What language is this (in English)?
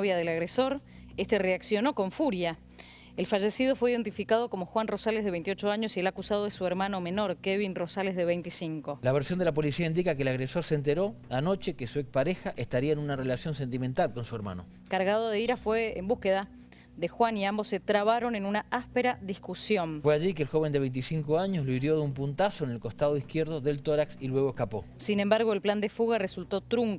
Spanish